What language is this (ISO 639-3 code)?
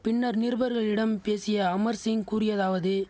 tam